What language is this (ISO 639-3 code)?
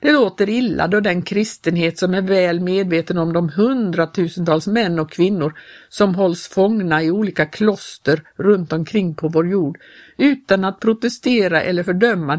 swe